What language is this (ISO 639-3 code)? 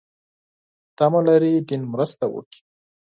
pus